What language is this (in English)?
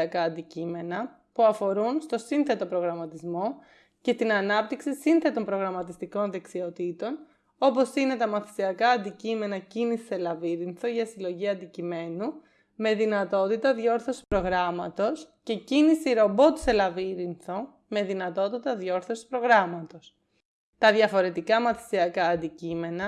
Greek